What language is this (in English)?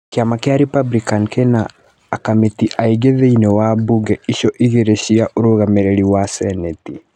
Kikuyu